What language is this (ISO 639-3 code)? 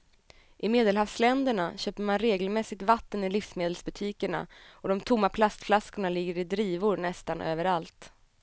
swe